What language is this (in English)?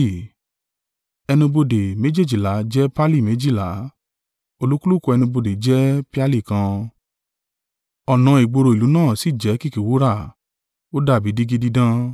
Yoruba